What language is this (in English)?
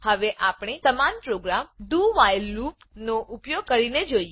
Gujarati